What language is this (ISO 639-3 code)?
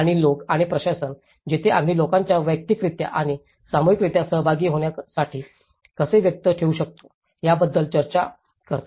mar